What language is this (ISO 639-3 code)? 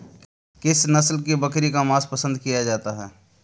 hin